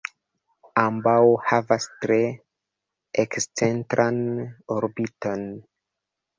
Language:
Esperanto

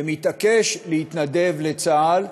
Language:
Hebrew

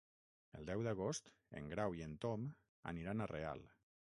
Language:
Catalan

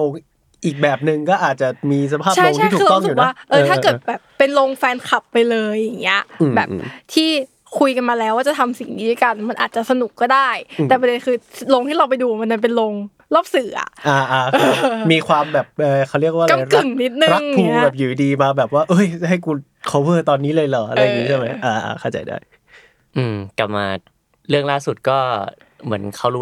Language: Thai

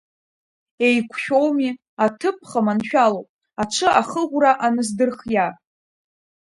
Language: Abkhazian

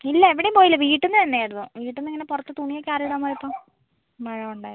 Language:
Malayalam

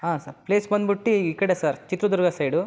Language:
Kannada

